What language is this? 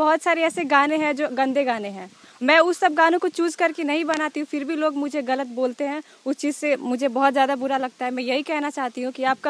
Hindi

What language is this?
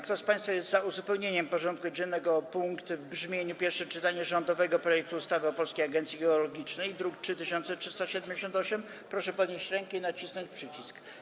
Polish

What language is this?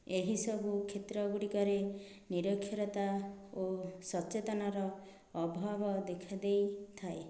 Odia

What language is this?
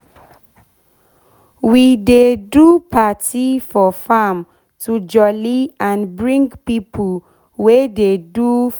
Nigerian Pidgin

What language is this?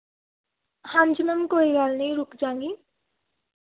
Punjabi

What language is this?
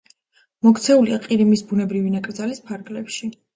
Georgian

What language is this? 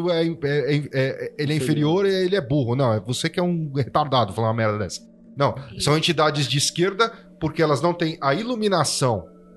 Portuguese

